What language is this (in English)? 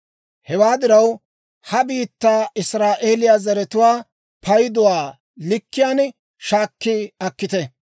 Dawro